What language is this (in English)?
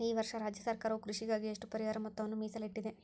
Kannada